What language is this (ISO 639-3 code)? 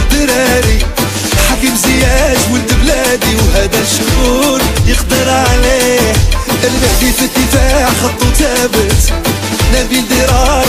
ara